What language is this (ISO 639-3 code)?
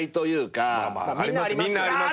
jpn